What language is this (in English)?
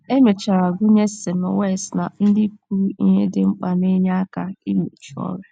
Igbo